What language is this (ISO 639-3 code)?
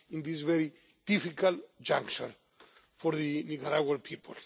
eng